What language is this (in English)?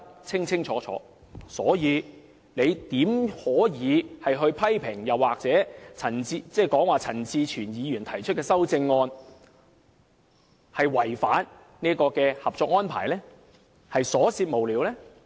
Cantonese